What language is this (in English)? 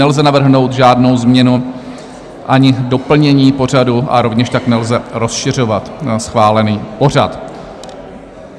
Czech